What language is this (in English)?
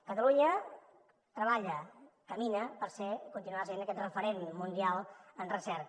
Catalan